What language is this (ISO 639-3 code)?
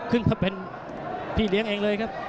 tha